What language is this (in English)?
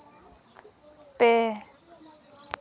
Santali